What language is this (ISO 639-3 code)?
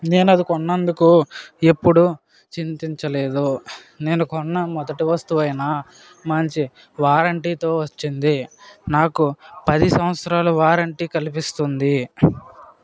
tel